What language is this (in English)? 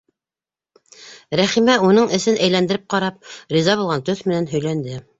Bashkir